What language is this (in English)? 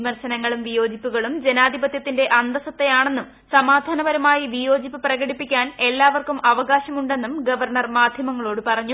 Malayalam